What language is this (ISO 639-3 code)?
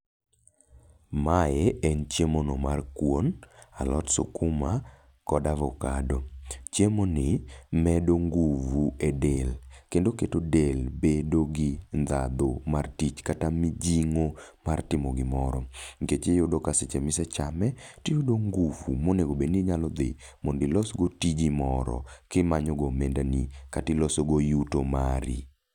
luo